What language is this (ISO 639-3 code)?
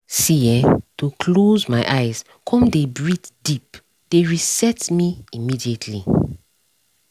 pcm